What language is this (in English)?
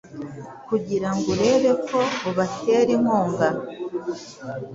Kinyarwanda